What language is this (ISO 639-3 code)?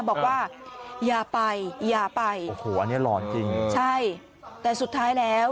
tha